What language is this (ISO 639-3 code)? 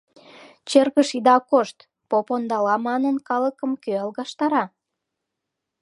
chm